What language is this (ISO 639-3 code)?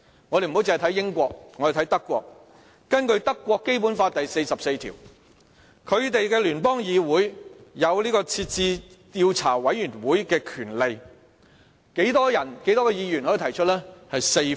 yue